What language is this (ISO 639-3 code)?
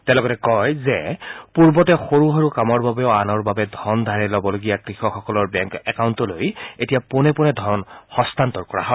asm